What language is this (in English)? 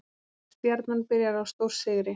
Icelandic